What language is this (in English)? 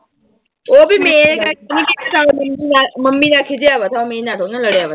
Punjabi